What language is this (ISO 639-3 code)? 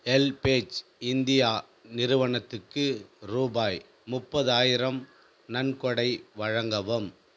tam